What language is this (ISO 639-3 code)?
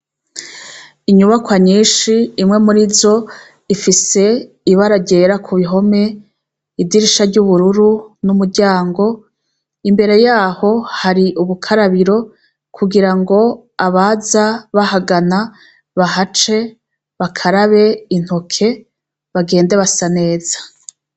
run